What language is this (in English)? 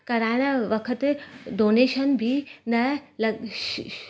Sindhi